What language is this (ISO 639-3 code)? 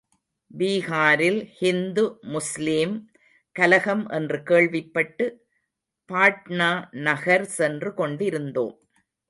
tam